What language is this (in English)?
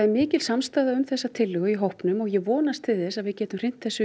Icelandic